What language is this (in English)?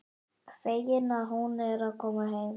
Icelandic